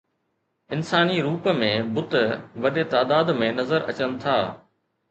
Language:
Sindhi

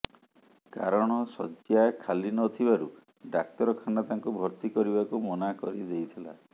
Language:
Odia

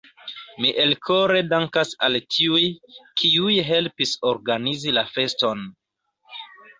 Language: Esperanto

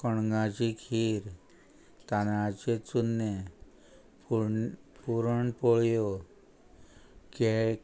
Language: Konkani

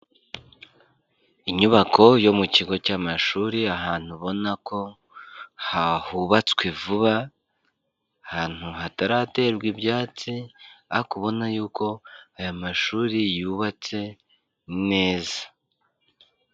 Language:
Kinyarwanda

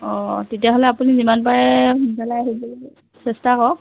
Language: Assamese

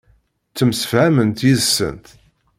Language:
Kabyle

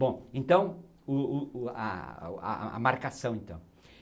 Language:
Portuguese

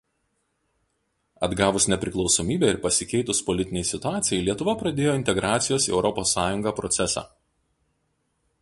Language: Lithuanian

